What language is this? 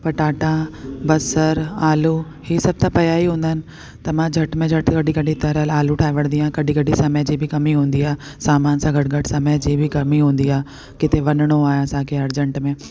Sindhi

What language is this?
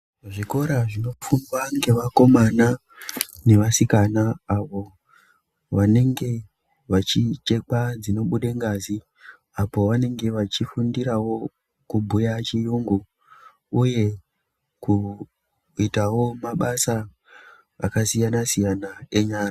Ndau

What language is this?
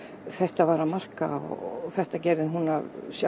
Icelandic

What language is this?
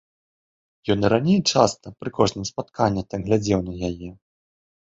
Belarusian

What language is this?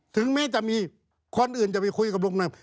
Thai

